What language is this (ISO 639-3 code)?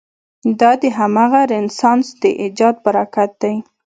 pus